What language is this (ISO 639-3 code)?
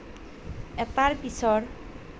asm